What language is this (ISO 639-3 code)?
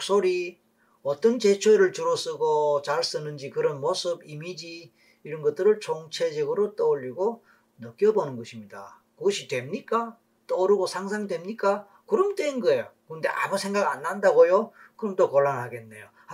kor